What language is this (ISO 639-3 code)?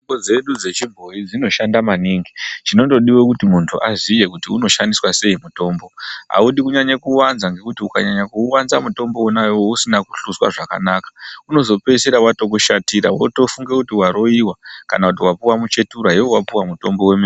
ndc